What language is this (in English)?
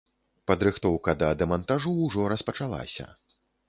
Belarusian